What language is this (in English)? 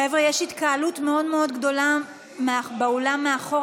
Hebrew